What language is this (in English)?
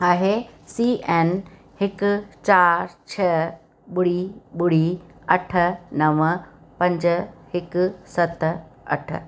Sindhi